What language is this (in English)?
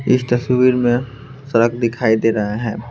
Hindi